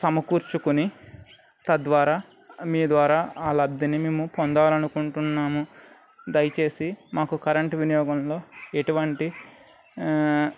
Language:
Telugu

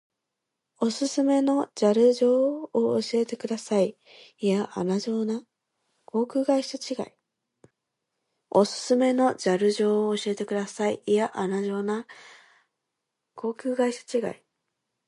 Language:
Japanese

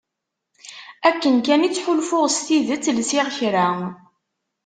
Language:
Kabyle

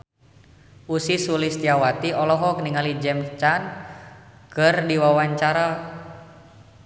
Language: Sundanese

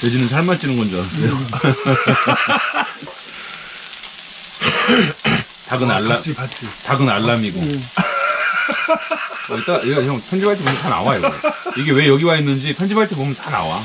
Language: Korean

